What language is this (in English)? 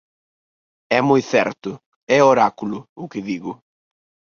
Galician